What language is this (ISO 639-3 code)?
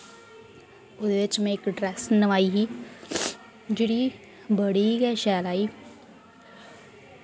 doi